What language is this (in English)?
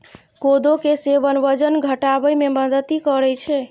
Maithili